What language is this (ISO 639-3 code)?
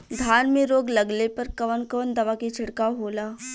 bho